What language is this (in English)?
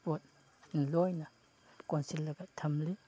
Manipuri